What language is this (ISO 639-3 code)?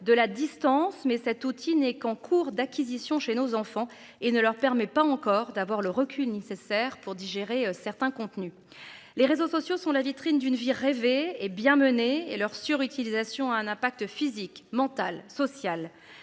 fra